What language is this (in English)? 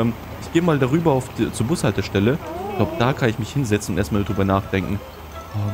German